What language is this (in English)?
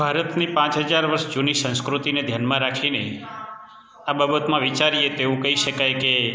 Gujarati